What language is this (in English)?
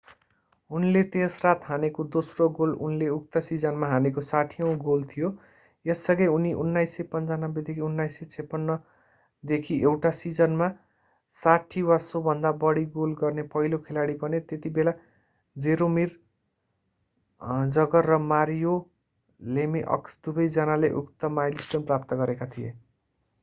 Nepali